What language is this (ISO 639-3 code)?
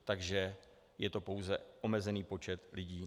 ces